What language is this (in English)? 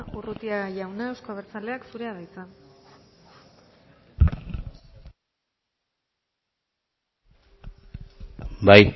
Basque